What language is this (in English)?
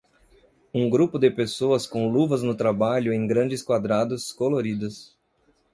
Portuguese